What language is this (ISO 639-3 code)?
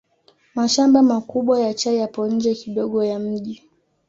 swa